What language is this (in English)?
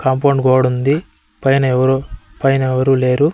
Telugu